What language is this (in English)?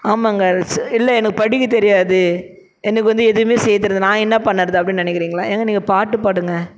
Tamil